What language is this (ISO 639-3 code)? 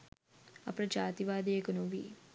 sin